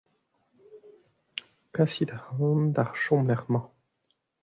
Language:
Breton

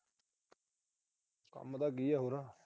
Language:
Punjabi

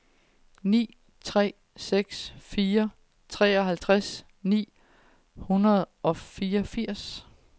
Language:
Danish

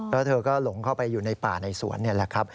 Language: Thai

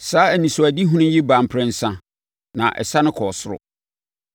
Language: Akan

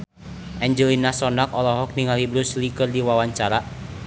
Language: Sundanese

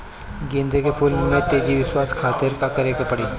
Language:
Bhojpuri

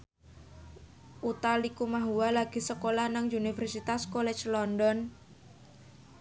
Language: Javanese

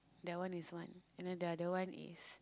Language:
English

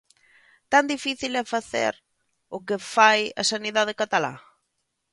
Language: Galician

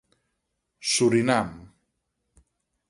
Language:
Catalan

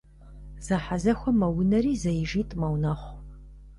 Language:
Kabardian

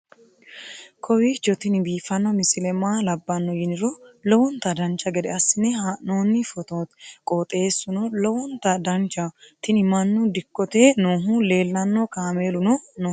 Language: Sidamo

